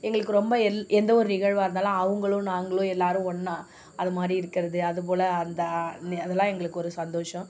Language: Tamil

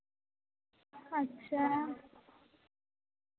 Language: Santali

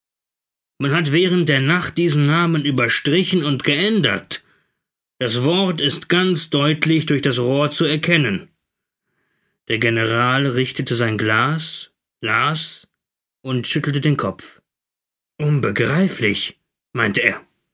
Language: German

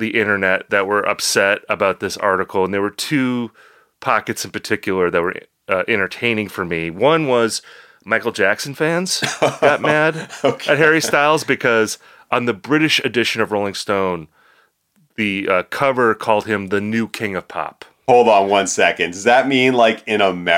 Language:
English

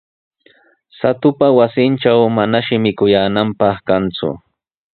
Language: Sihuas Ancash Quechua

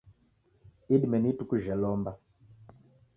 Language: Taita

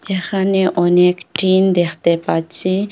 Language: Bangla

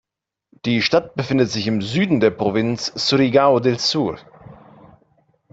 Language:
German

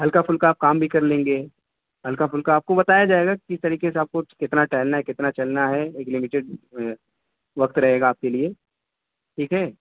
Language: Urdu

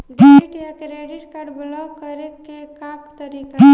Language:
Bhojpuri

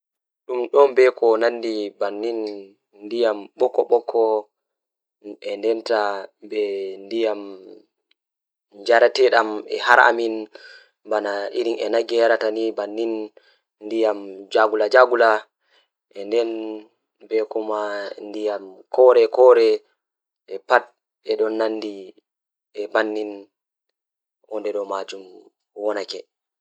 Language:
Fula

